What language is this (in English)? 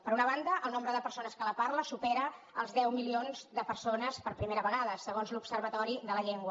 Catalan